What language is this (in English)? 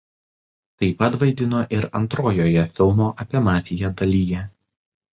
Lithuanian